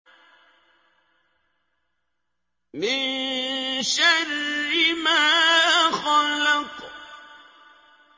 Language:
Arabic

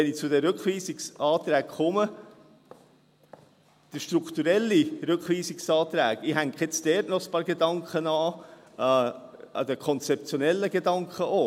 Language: Swiss German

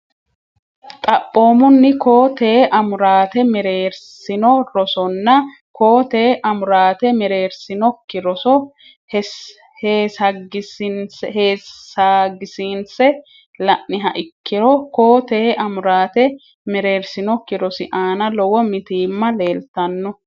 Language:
Sidamo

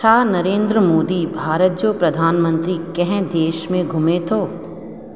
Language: Sindhi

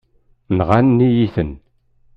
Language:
Kabyle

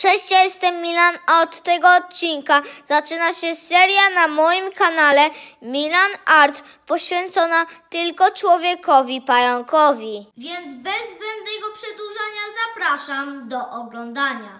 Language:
Polish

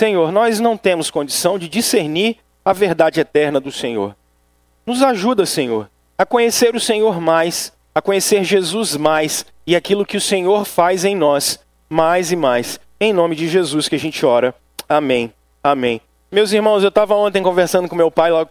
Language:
Portuguese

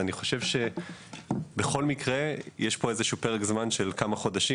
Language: Hebrew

